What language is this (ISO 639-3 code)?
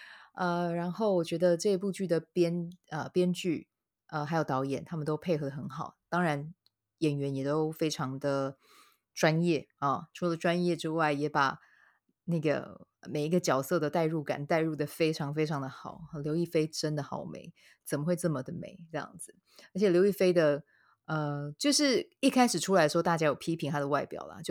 zho